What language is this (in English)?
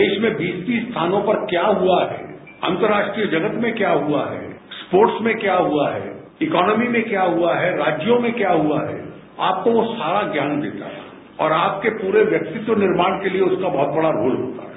Hindi